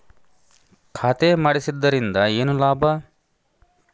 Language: Kannada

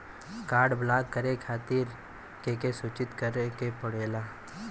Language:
Bhojpuri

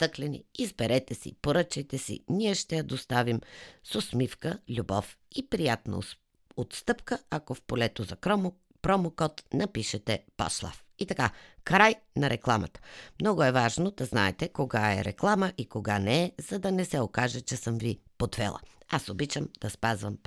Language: Bulgarian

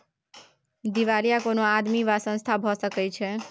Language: Maithili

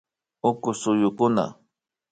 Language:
Imbabura Highland Quichua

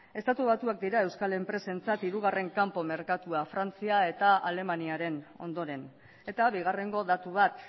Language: Basque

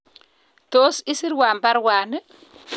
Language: Kalenjin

